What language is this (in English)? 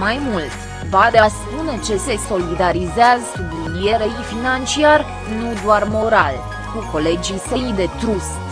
Romanian